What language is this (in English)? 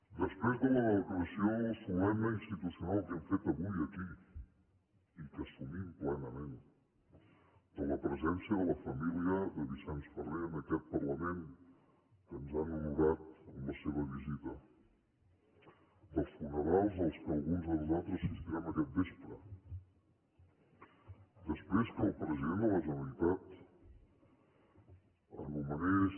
Catalan